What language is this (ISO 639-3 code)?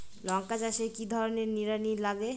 ben